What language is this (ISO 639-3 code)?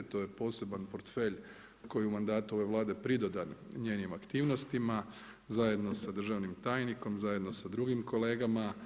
hrv